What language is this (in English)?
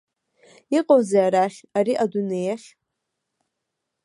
Abkhazian